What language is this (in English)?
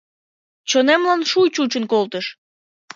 Mari